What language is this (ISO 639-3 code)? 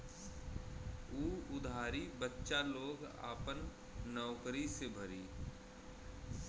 bho